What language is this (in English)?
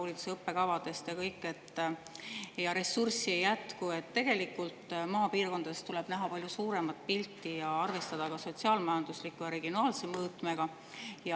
Estonian